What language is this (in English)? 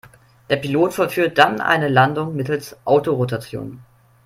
German